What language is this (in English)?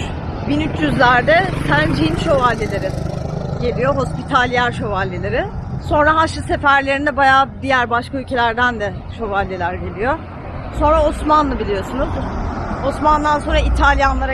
Turkish